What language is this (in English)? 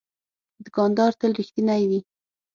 Pashto